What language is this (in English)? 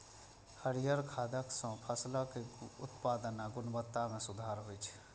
Maithili